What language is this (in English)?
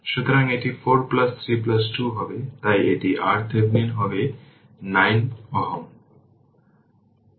Bangla